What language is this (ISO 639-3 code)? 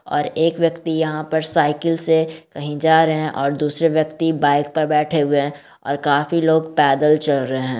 mag